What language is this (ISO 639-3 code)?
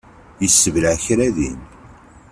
kab